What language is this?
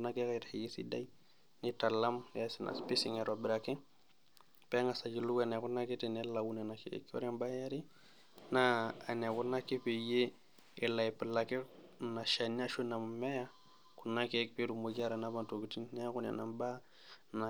Masai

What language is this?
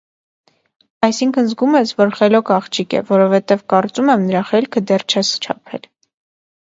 Armenian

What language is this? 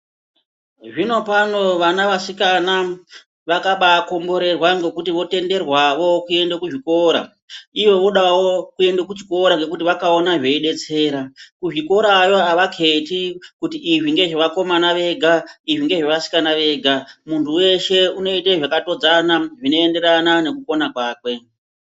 Ndau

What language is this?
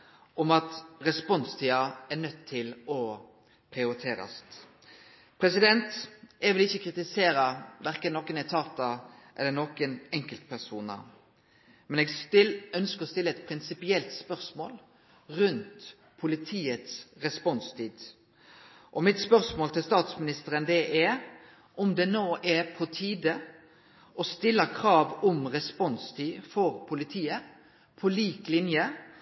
Norwegian Nynorsk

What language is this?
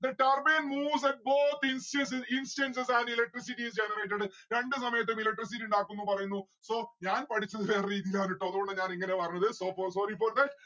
Malayalam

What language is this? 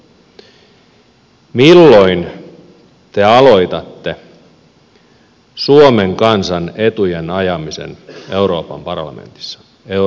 Finnish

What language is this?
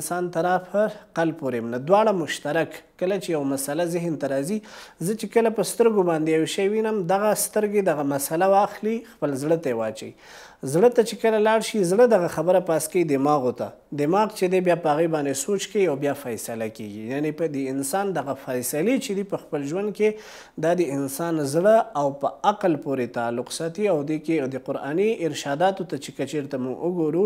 Persian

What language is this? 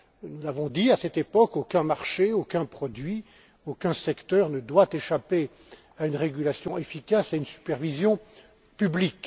French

